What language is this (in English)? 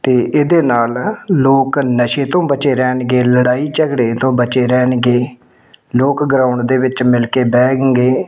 Punjabi